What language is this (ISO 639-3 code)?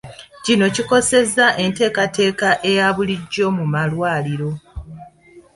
lug